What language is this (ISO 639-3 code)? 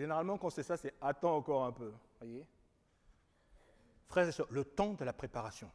fra